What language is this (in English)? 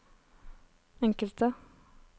Norwegian